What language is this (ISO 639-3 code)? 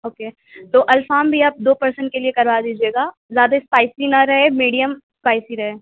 urd